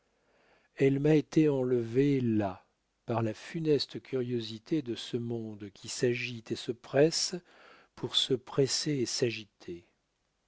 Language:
French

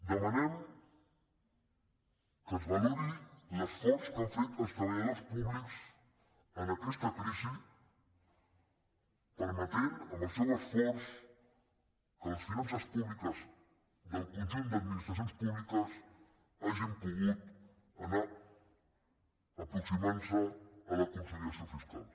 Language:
Catalan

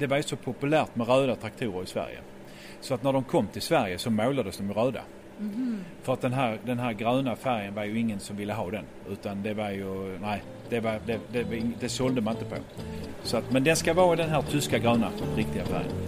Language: Swedish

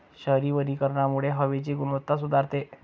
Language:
Marathi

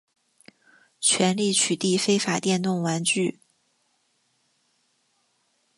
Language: Chinese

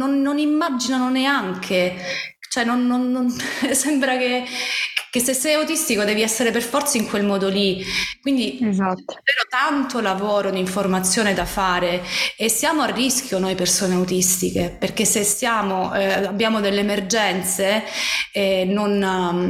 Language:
Italian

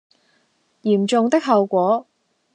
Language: Cantonese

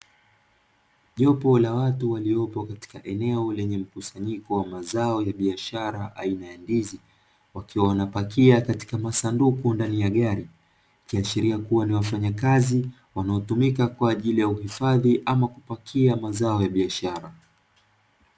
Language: Swahili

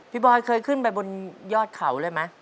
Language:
Thai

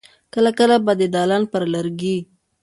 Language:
Pashto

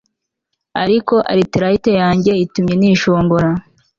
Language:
Kinyarwanda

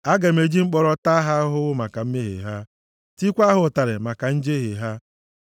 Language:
Igbo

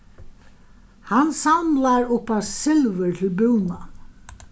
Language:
Faroese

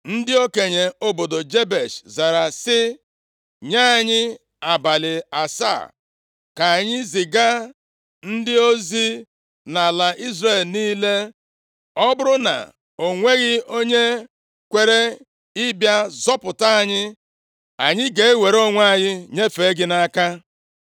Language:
Igbo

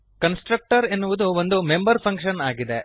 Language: Kannada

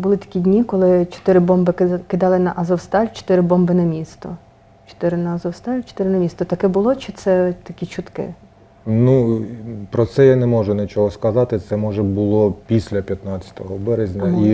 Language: Ukrainian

